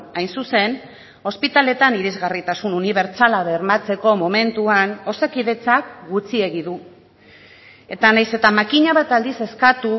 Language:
Basque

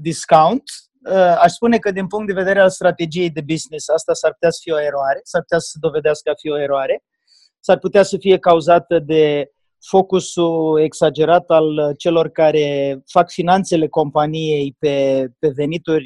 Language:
Romanian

